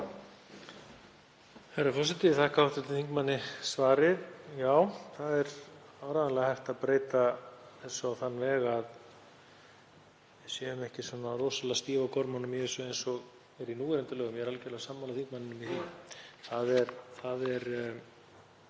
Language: Icelandic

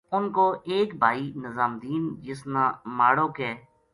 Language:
Gujari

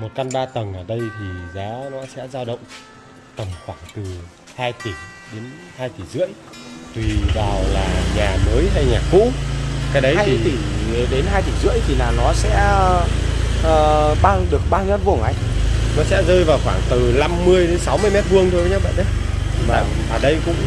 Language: Vietnamese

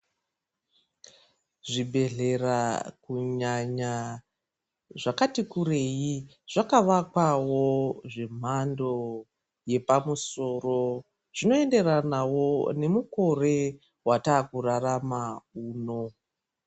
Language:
Ndau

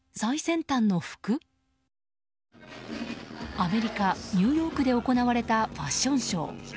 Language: Japanese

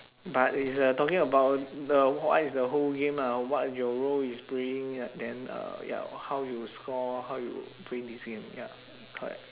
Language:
English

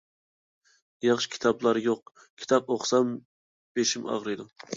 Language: Uyghur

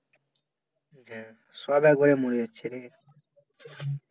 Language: Bangla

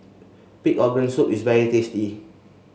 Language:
English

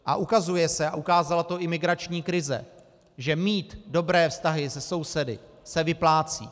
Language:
Czech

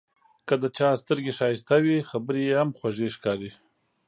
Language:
Pashto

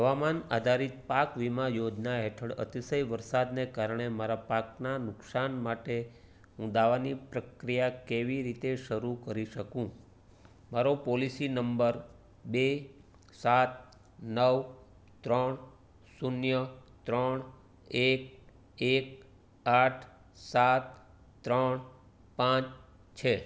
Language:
Gujarati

